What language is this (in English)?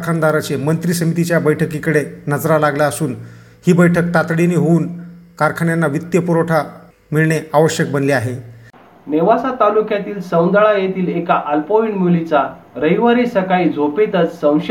Marathi